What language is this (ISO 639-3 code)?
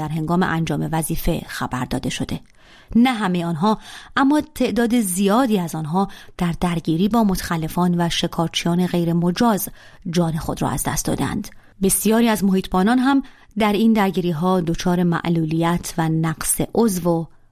fas